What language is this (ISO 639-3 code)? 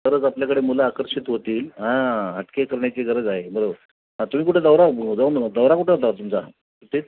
mar